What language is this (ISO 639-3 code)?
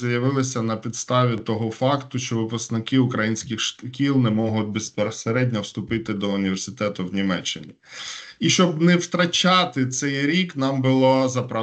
ukr